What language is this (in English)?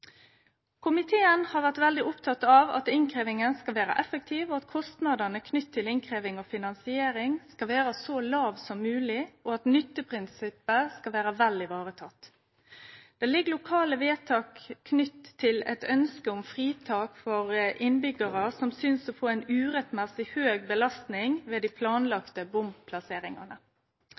Norwegian Nynorsk